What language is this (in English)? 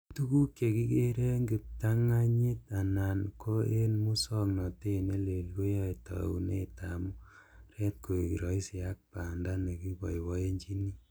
Kalenjin